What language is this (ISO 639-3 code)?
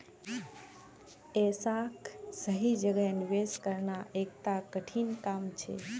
mag